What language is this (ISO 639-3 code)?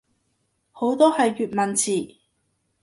yue